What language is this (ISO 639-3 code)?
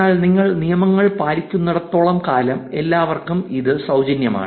mal